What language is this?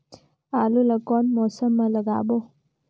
Chhattisgarhi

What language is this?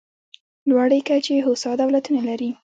Pashto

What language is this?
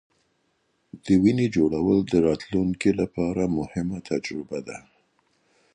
Pashto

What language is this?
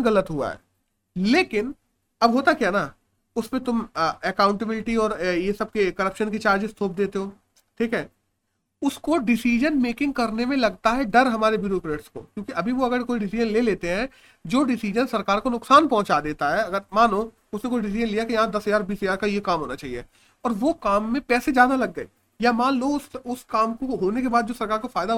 Hindi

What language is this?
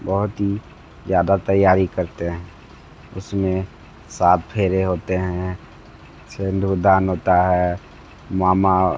Hindi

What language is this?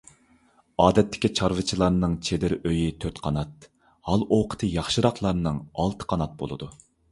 Uyghur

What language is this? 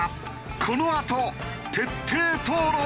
Japanese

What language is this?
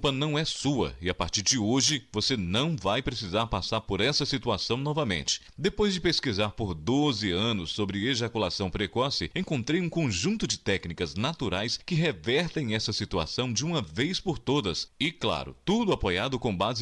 Portuguese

